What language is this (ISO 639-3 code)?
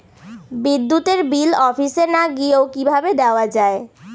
ben